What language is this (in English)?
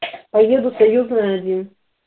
Russian